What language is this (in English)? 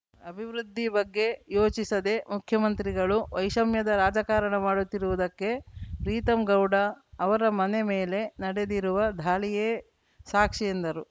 Kannada